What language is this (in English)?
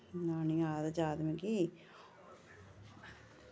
Dogri